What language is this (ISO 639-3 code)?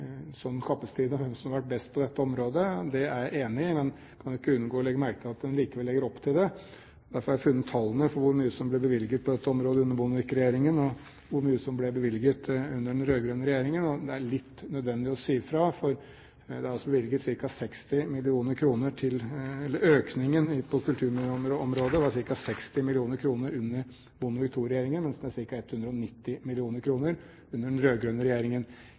nob